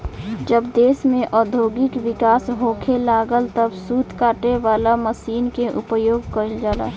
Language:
Bhojpuri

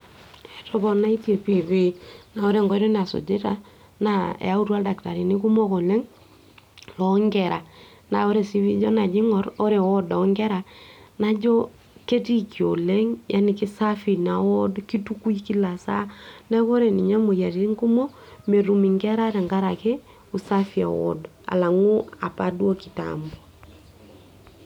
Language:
Masai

